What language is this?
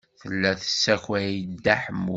Kabyle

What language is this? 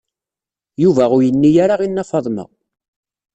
Kabyle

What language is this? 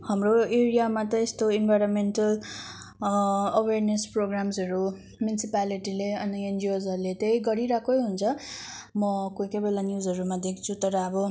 Nepali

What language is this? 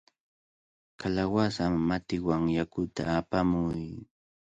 Cajatambo North Lima Quechua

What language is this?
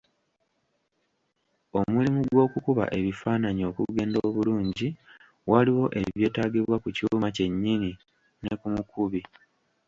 Ganda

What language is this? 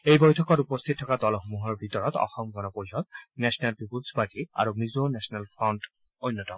Assamese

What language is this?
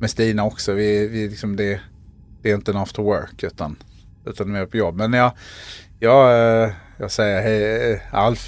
Swedish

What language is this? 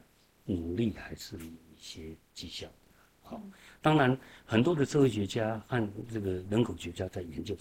Chinese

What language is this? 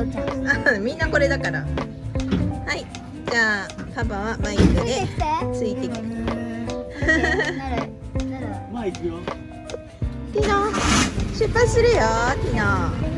Japanese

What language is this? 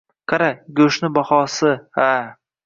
Uzbek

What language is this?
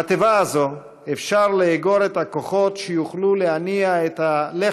Hebrew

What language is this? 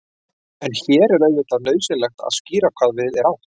Icelandic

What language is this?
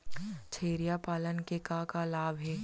Chhattisgarhi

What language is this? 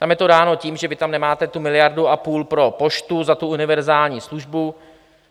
Czech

